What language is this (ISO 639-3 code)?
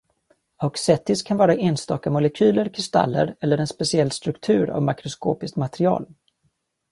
swe